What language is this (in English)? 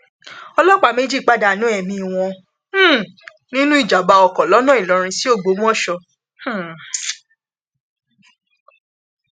Yoruba